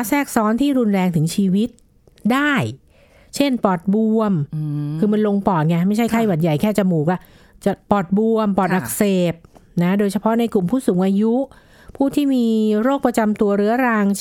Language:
Thai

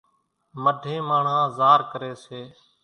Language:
Kachi Koli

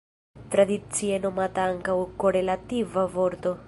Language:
Esperanto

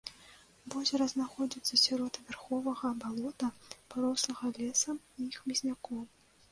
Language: Belarusian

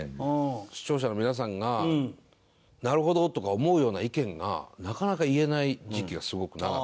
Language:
Japanese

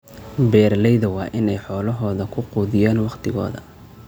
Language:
Somali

